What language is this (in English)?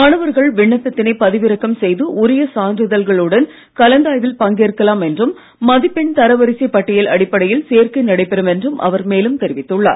Tamil